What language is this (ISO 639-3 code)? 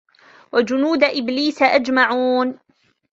ara